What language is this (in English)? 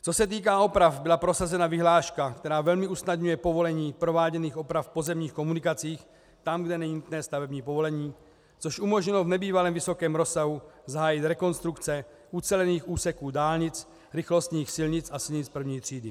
Czech